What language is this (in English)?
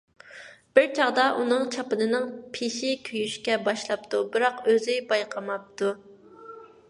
Uyghur